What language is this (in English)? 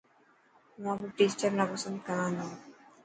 Dhatki